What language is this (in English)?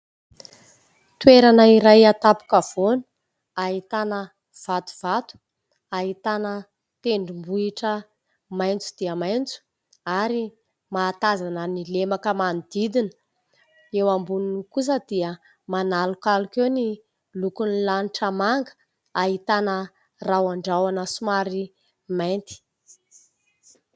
Malagasy